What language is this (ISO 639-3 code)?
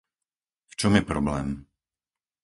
slk